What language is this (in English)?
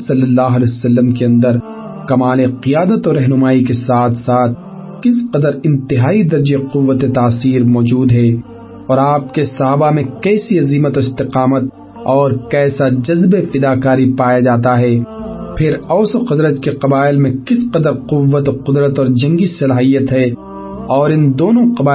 Urdu